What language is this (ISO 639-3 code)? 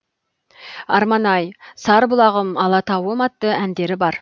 kaz